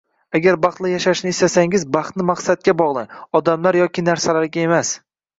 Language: Uzbek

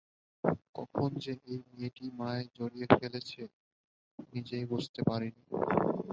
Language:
Bangla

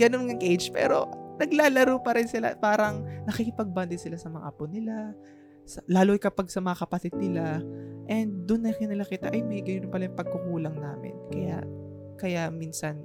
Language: Filipino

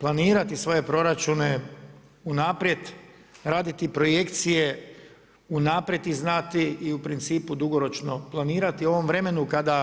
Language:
Croatian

